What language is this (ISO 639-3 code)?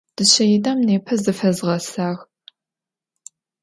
ady